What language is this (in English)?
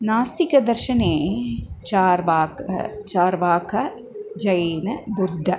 Sanskrit